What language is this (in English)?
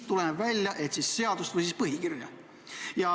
Estonian